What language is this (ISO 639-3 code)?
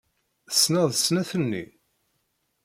kab